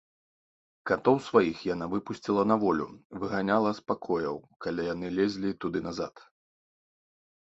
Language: Belarusian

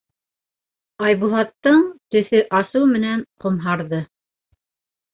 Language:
Bashkir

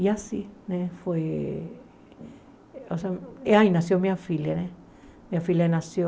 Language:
Portuguese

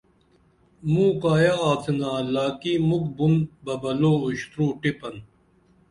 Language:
Dameli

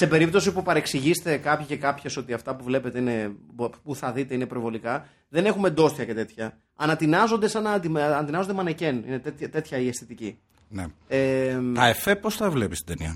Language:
Greek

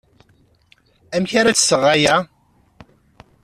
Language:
Kabyle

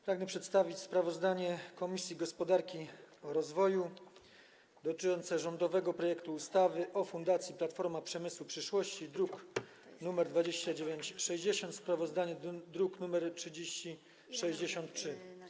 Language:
Polish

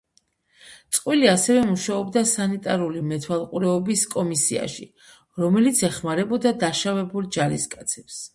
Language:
Georgian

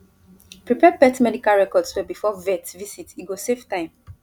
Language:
Nigerian Pidgin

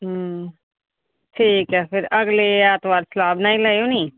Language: Dogri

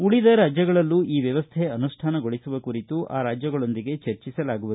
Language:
Kannada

